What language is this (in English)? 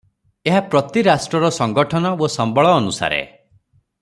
Odia